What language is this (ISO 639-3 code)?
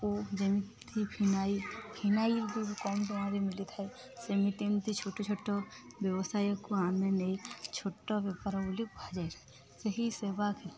ori